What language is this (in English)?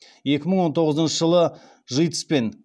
Kazakh